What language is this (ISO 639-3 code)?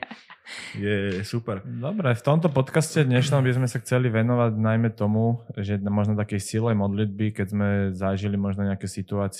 slk